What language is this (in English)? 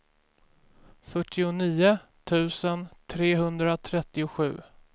Swedish